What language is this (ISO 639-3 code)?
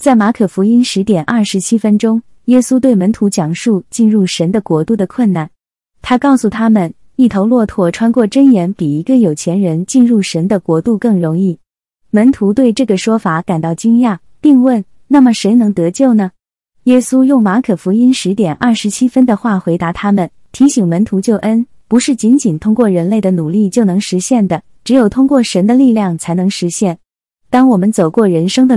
zho